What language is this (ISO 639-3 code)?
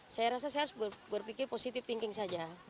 ind